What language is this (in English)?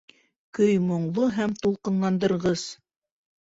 Bashkir